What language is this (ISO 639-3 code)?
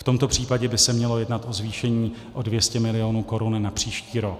ces